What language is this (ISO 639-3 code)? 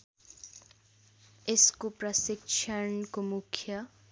nep